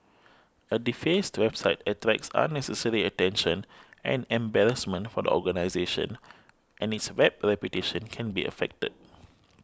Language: English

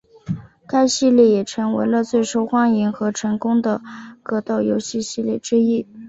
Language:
Chinese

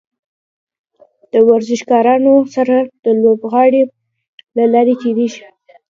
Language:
Pashto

